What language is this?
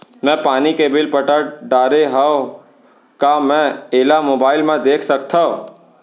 Chhattisgarhi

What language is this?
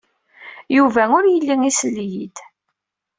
Kabyle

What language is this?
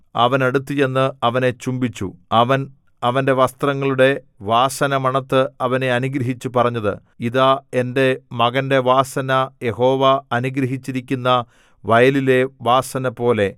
Malayalam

